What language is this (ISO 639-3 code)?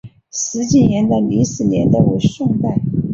zho